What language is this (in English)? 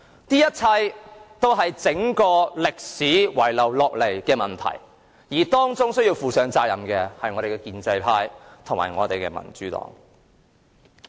Cantonese